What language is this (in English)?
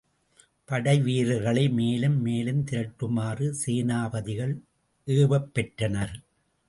Tamil